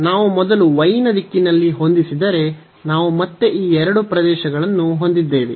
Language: Kannada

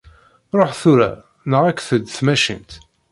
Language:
Kabyle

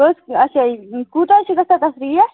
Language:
Kashmiri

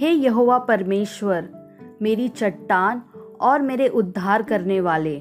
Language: Hindi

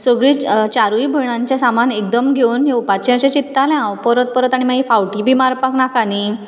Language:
Konkani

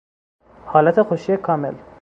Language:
Persian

